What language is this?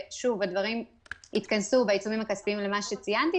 Hebrew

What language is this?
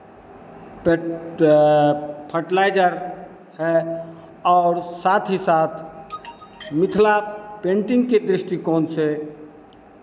Hindi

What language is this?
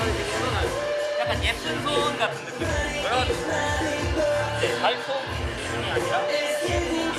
Korean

